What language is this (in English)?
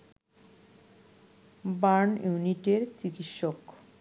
Bangla